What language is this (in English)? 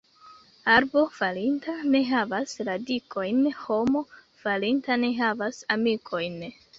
Esperanto